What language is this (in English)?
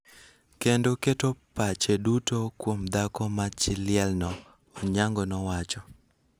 Luo (Kenya and Tanzania)